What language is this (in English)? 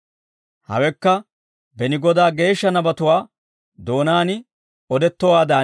Dawro